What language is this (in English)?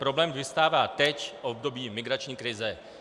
Czech